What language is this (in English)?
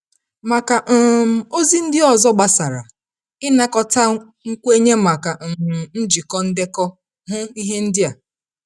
Igbo